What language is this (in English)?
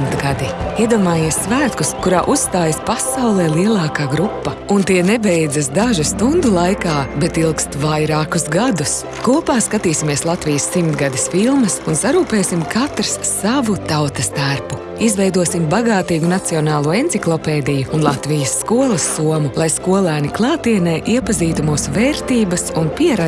Latvian